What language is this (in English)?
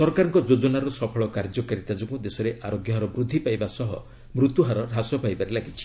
Odia